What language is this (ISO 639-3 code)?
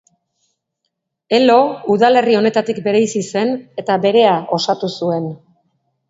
eus